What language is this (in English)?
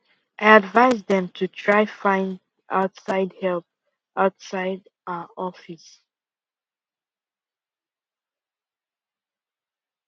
Nigerian Pidgin